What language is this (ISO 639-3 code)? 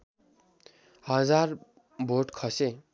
nep